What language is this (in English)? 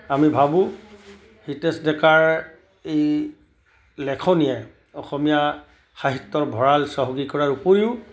Assamese